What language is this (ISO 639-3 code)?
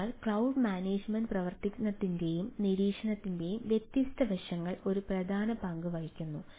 mal